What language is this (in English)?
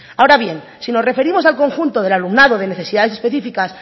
Spanish